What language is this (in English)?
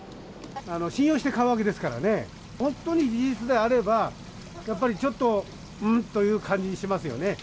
Japanese